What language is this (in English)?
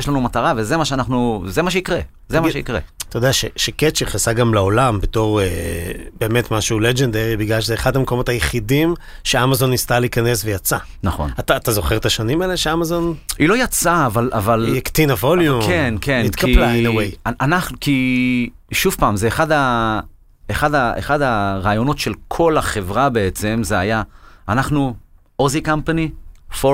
Hebrew